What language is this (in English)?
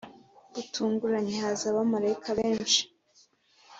Kinyarwanda